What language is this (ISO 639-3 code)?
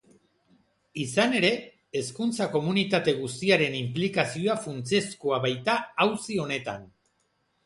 eus